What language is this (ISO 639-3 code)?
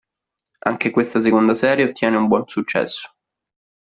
ita